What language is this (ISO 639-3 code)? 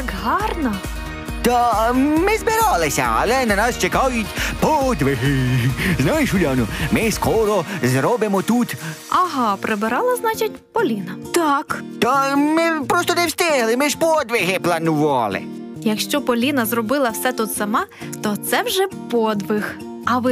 ukr